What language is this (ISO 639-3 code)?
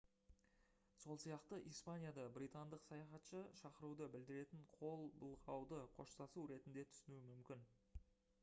kaz